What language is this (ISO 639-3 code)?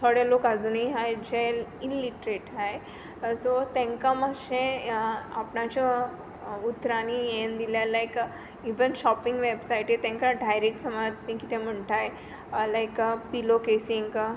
kok